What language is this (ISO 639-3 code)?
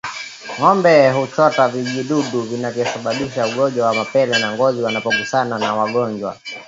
swa